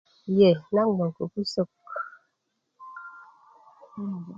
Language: Kuku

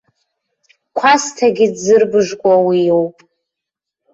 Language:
Abkhazian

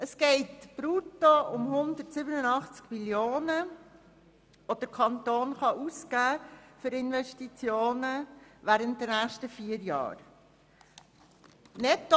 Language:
Swiss German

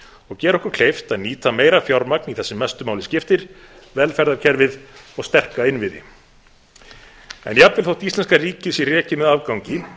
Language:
Icelandic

